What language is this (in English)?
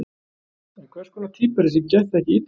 Icelandic